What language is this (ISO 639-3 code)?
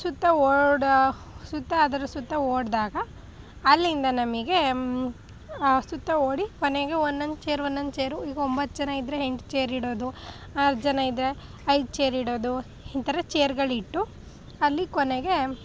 kan